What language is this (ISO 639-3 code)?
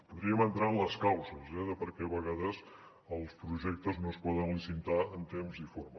cat